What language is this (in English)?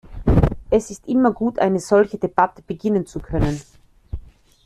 German